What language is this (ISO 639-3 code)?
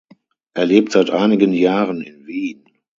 deu